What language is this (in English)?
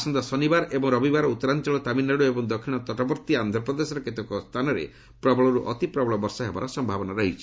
Odia